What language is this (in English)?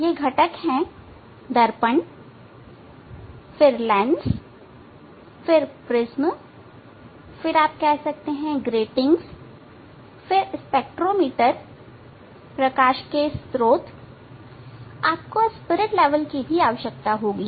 Hindi